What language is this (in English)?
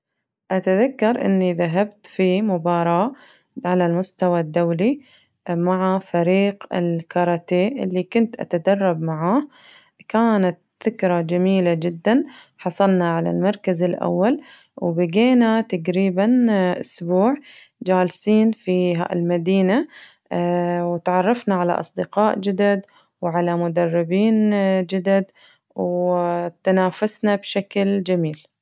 Najdi Arabic